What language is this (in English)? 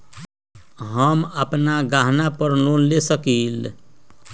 Magahi